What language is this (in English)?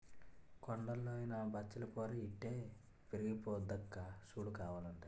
Telugu